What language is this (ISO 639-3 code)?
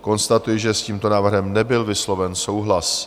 ces